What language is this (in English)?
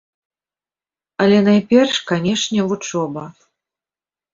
Belarusian